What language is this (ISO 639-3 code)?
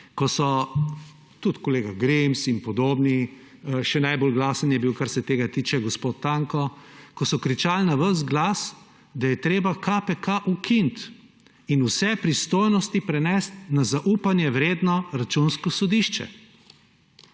slv